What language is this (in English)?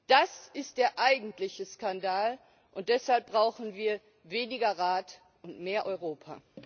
German